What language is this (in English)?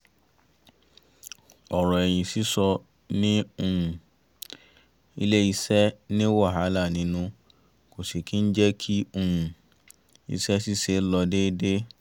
Yoruba